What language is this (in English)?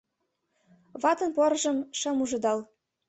Mari